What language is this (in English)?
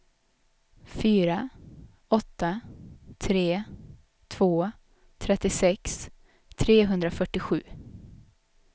Swedish